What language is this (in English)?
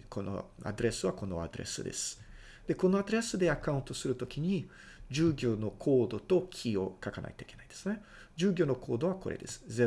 Japanese